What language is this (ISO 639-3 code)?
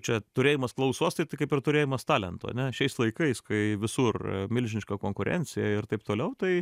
lit